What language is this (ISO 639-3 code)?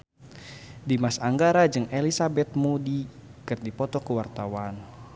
sun